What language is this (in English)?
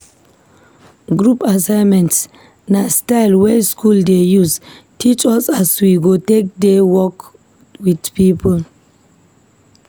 Nigerian Pidgin